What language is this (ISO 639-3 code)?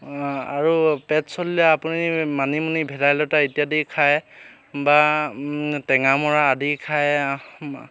asm